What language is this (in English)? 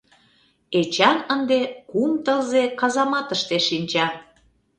Mari